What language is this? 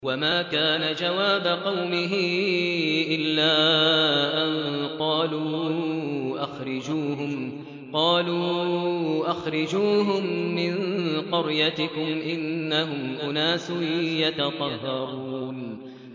Arabic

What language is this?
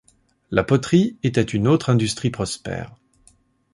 French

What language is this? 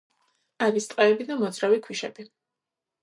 Georgian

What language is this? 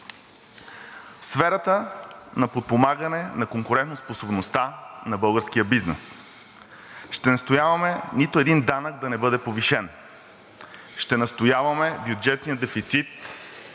Bulgarian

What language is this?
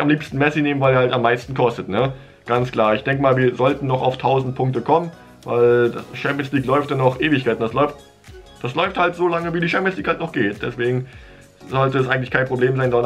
German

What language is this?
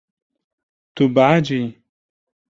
Kurdish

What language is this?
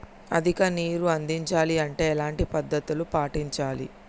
Telugu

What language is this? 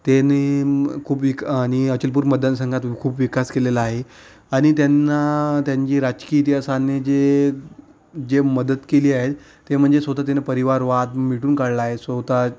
Marathi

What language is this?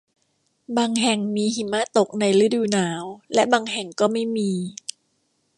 Thai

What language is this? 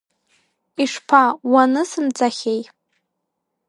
Abkhazian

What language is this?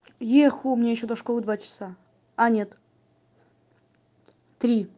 Russian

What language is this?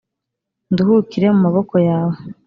Kinyarwanda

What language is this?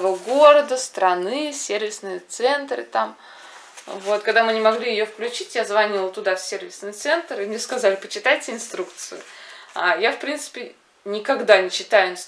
Russian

